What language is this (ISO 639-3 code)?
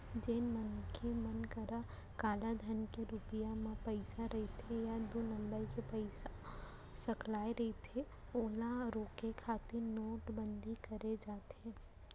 hne